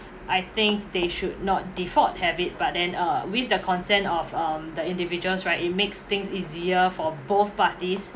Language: English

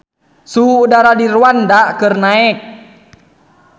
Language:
Sundanese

